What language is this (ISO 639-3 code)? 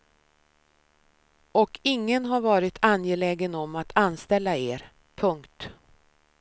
swe